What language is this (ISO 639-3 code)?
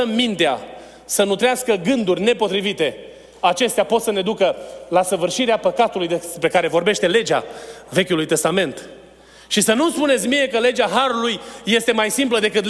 ron